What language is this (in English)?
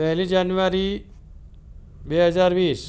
Gujarati